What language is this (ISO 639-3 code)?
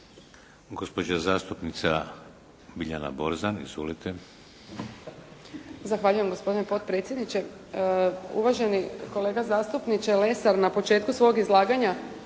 hrv